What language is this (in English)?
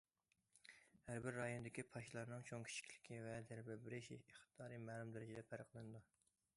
Uyghur